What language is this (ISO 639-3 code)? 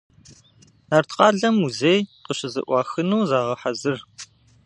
kbd